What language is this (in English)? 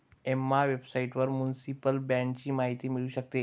Marathi